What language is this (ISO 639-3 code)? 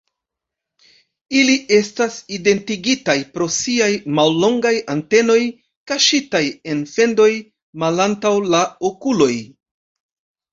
epo